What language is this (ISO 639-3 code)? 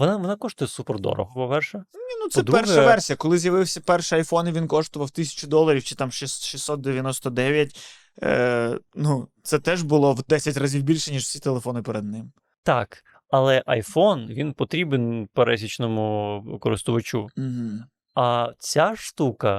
ukr